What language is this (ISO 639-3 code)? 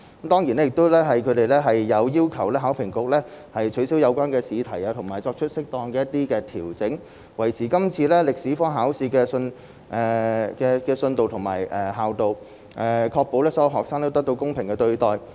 yue